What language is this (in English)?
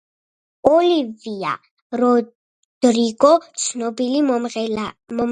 Georgian